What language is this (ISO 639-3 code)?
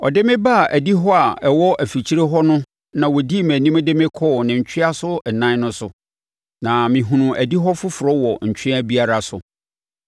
aka